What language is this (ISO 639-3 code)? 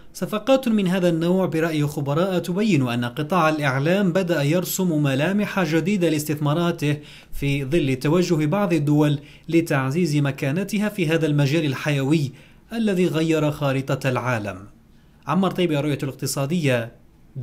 ara